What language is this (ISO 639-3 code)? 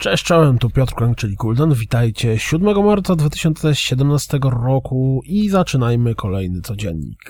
pol